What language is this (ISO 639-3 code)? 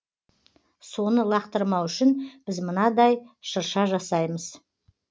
kaz